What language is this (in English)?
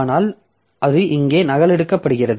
Tamil